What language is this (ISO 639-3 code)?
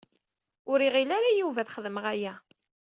kab